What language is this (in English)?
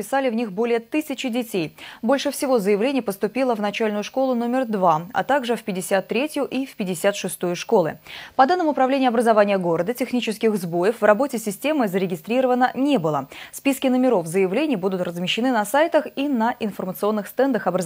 Russian